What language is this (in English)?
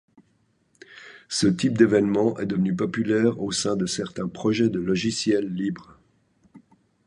French